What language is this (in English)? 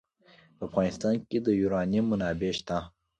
Pashto